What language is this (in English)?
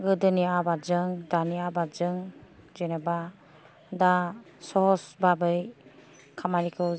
Bodo